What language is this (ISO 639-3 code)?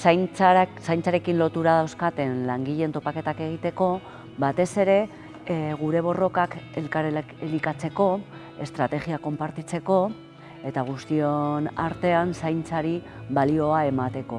spa